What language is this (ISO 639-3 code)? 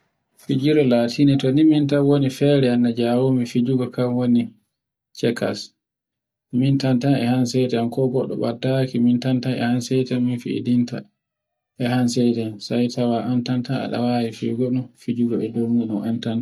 fue